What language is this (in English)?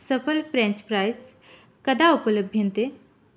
Sanskrit